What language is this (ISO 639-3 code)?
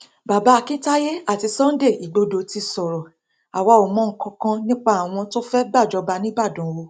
yor